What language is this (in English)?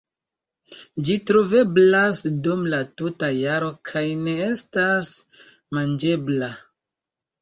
Esperanto